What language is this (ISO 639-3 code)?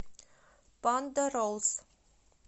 rus